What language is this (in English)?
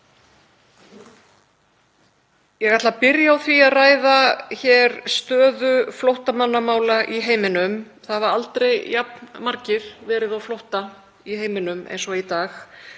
Icelandic